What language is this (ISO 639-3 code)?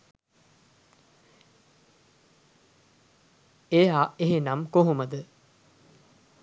sin